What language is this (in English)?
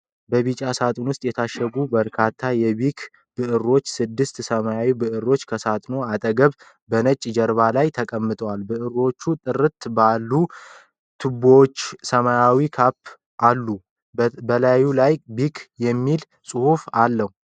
Amharic